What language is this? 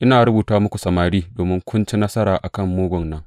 Hausa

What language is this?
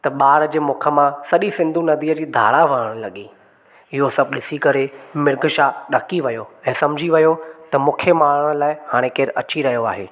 Sindhi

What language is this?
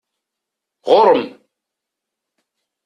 Kabyle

